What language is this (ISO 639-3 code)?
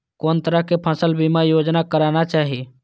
mai